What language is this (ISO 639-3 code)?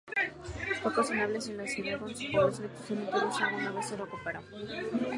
spa